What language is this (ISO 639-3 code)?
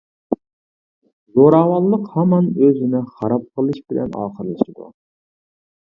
uig